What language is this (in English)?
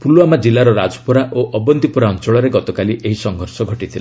Odia